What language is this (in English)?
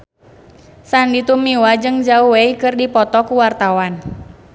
Sundanese